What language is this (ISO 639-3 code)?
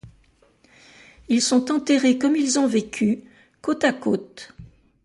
fra